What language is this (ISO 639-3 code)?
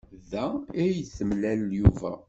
kab